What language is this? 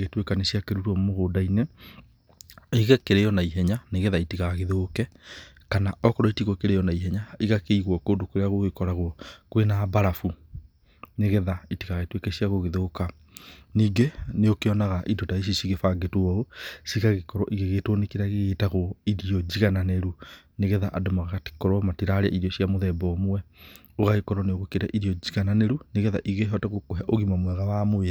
Kikuyu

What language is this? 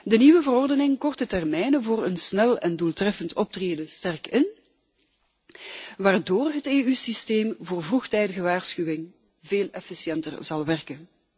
Dutch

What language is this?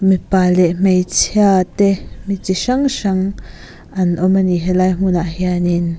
Mizo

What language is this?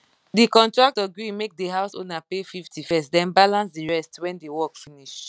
Nigerian Pidgin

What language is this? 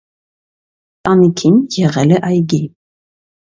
Armenian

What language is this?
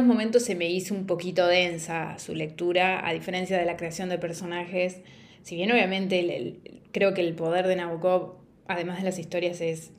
Spanish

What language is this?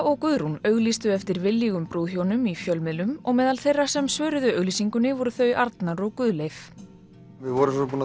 Icelandic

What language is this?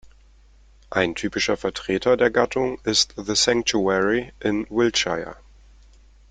German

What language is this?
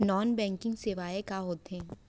Chhattisgarhi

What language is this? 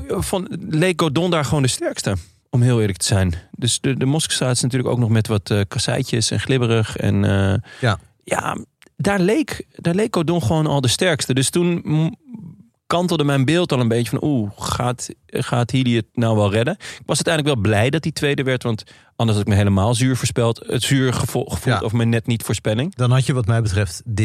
Dutch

